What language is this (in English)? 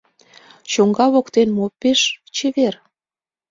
Mari